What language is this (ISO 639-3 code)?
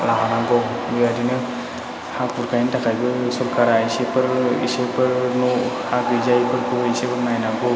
brx